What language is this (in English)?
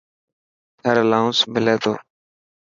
Dhatki